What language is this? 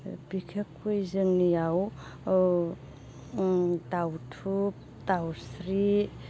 Bodo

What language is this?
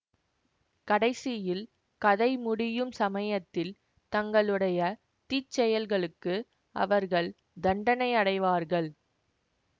Tamil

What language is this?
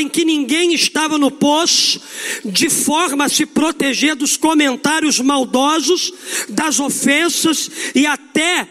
Portuguese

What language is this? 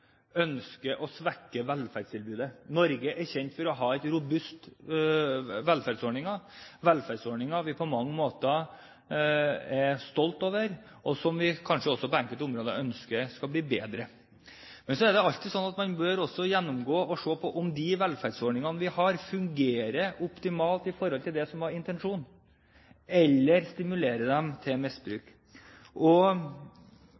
Norwegian Bokmål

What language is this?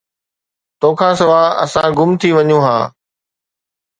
Sindhi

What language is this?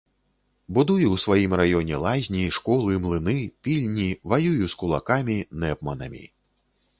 Belarusian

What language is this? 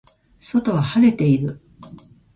Japanese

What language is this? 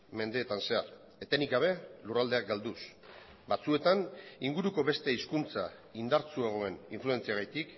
Basque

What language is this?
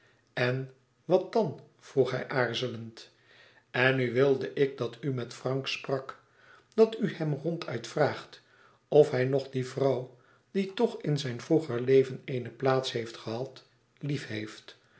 Dutch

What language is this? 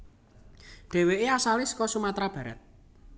Javanese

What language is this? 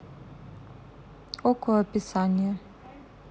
Russian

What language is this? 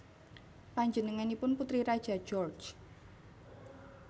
Javanese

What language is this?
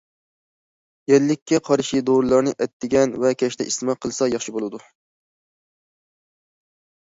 Uyghur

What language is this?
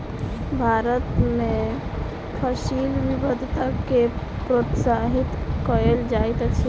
Maithili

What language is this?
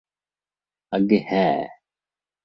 Bangla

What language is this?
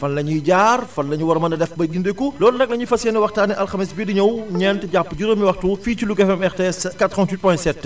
Wolof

